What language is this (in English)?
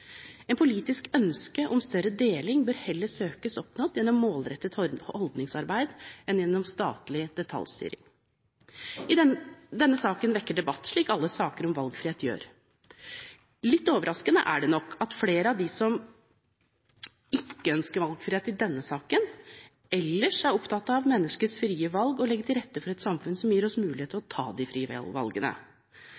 Norwegian Bokmål